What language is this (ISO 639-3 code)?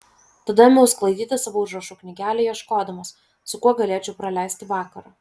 lit